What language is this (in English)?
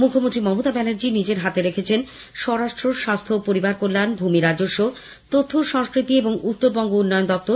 Bangla